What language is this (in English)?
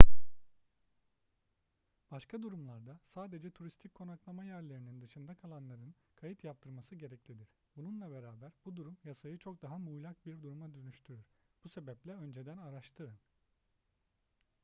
Turkish